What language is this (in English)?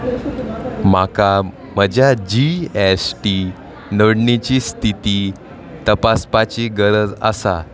Konkani